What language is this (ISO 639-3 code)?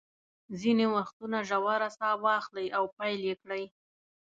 pus